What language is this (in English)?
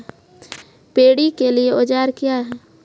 Maithili